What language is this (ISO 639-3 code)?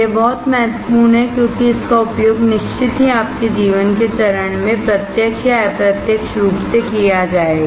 hin